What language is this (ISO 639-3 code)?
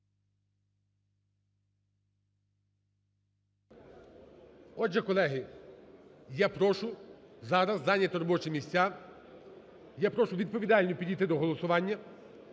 ukr